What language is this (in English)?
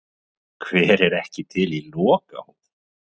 Icelandic